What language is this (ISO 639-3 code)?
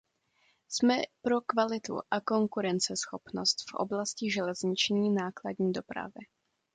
ces